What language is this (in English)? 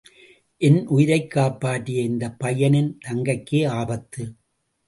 Tamil